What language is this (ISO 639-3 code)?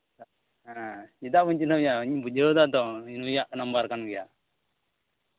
sat